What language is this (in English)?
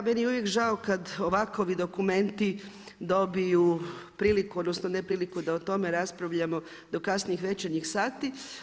Croatian